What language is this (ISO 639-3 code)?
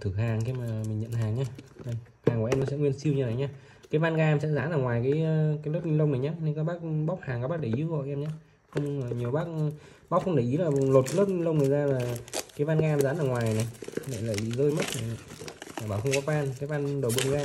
vie